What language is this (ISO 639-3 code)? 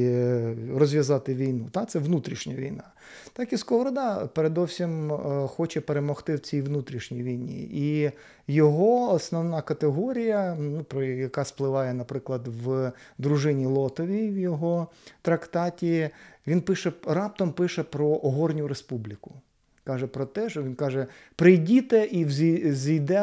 ukr